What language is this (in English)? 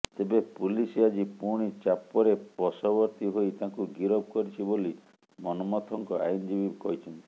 Odia